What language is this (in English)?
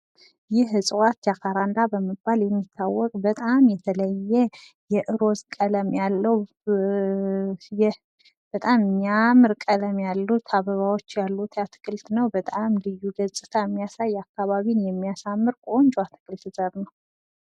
Amharic